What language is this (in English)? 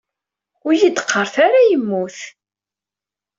Kabyle